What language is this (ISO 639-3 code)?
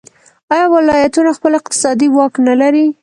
pus